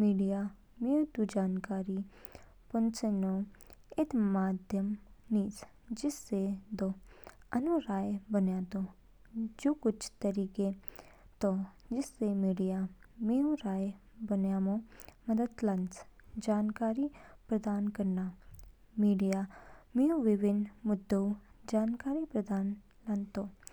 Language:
Kinnauri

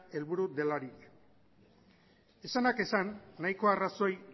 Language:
Basque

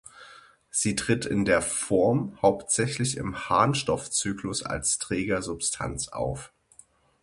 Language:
German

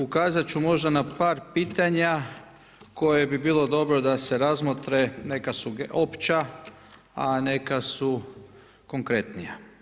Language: Croatian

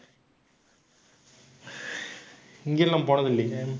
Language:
Tamil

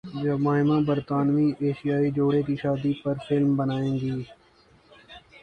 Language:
Urdu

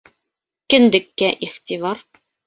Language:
Bashkir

